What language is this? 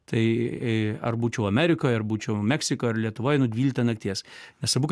Lithuanian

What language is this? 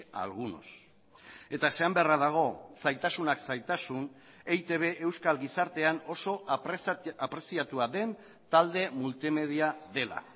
Basque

